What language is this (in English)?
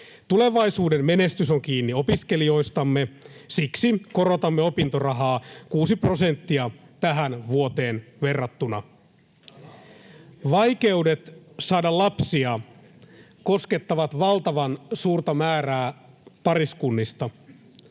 Finnish